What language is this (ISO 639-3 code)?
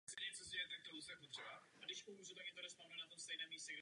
ces